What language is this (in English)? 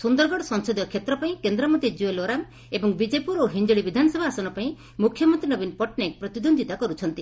Odia